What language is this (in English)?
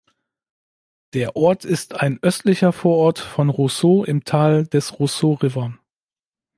German